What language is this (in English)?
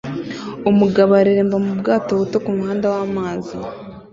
Kinyarwanda